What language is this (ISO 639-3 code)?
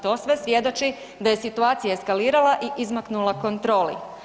hrv